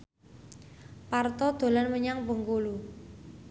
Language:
Javanese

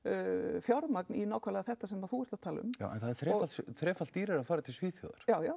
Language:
Icelandic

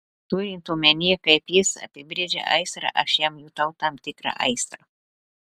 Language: Lithuanian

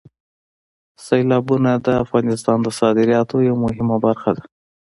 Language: Pashto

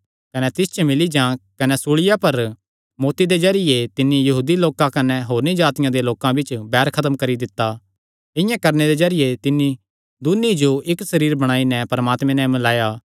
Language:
Kangri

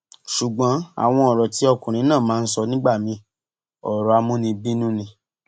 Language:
Yoruba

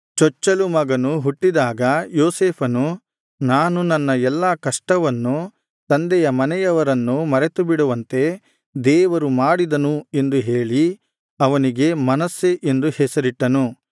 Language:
Kannada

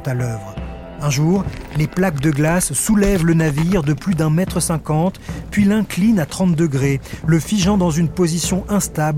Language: French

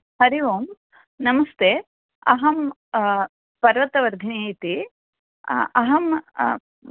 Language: Sanskrit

